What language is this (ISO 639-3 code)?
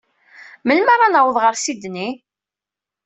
kab